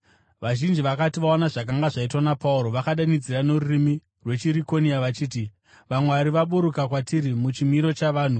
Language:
Shona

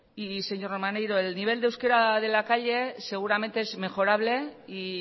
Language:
Spanish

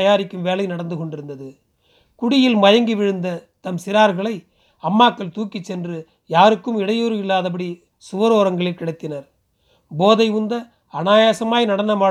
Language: Tamil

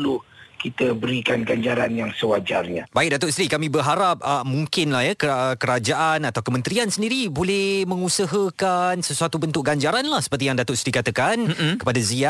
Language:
Malay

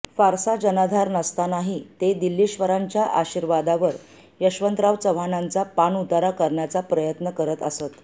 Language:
Marathi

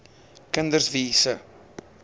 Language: Afrikaans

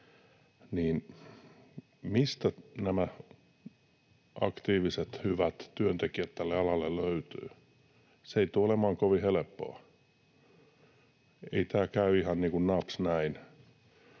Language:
Finnish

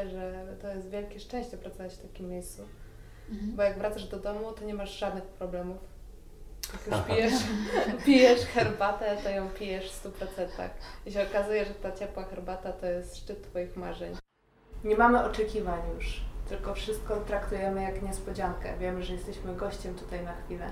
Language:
Polish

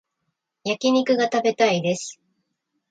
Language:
Japanese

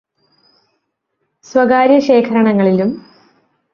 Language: Malayalam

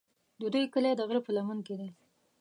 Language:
Pashto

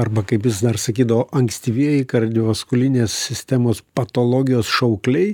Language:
Lithuanian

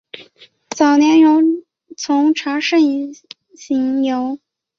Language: Chinese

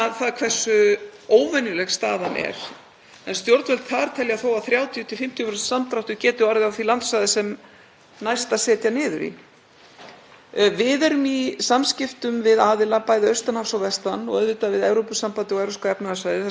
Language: Icelandic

